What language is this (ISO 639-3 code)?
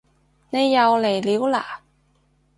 yue